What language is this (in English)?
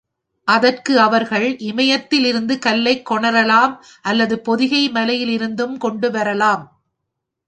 Tamil